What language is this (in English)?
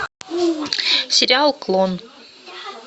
Russian